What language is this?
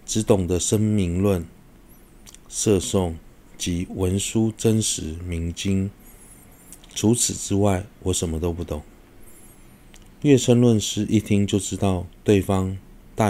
Chinese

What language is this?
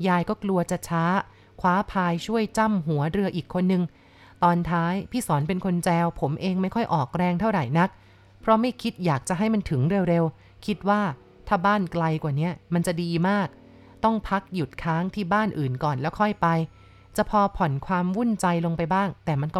Thai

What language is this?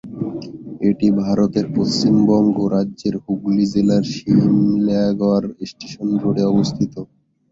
Bangla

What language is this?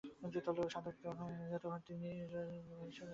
Bangla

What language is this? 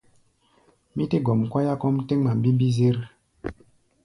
Gbaya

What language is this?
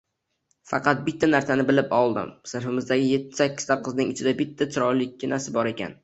Uzbek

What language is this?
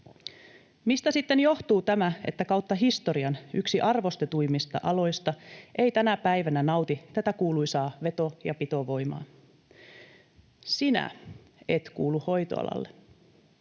Finnish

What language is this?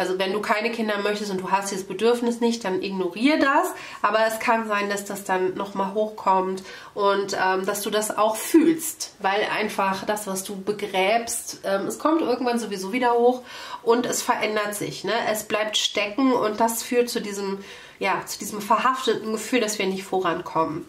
German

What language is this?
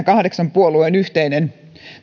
Finnish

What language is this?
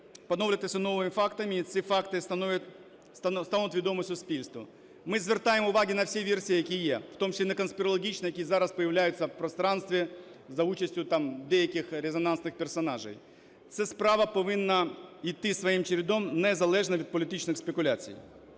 Ukrainian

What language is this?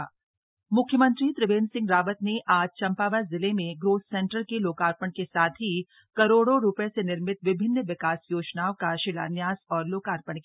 Hindi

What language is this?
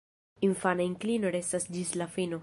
Esperanto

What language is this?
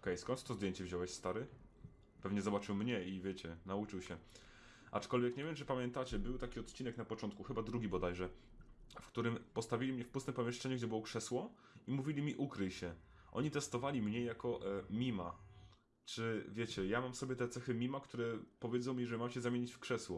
Polish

